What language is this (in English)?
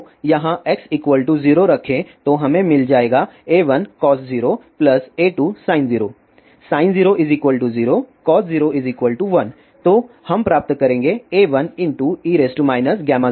Hindi